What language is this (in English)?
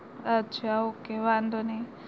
Gujarati